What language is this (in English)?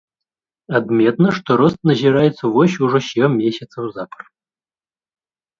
Belarusian